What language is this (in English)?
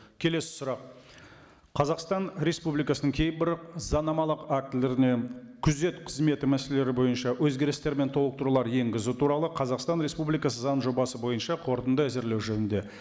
Kazakh